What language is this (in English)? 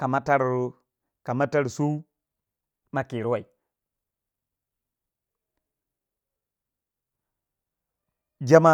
Waja